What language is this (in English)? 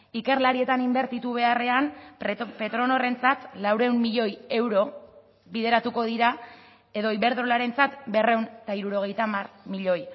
Basque